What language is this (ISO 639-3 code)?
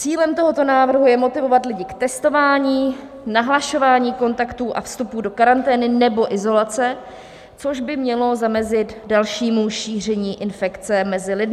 ces